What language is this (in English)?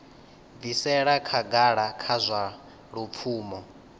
Venda